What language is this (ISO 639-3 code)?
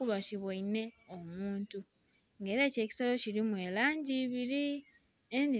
xog